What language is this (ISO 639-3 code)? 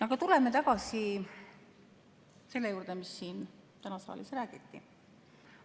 est